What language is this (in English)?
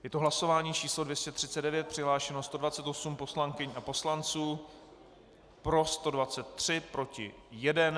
Czech